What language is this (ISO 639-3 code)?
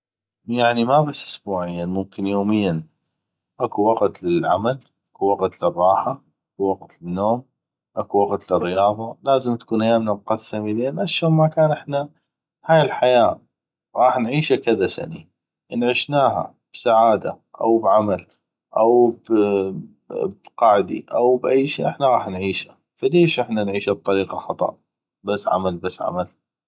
ayp